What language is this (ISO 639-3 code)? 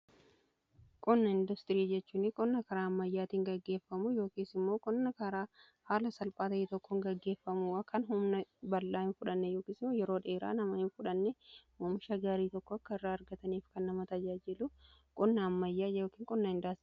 orm